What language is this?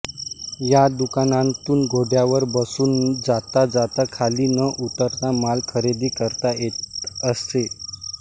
Marathi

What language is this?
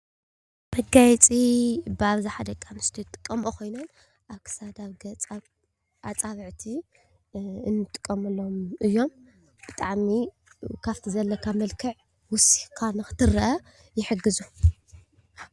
Tigrinya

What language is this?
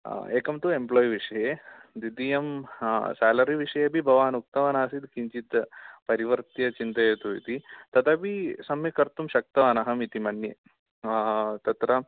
Sanskrit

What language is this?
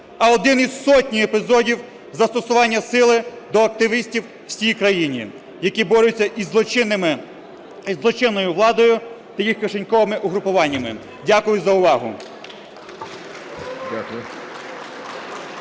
Ukrainian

